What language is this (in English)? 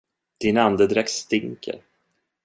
Swedish